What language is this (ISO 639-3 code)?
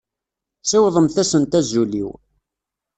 kab